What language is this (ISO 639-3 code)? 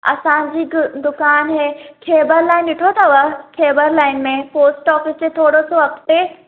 snd